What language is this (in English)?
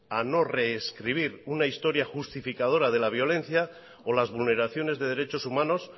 Spanish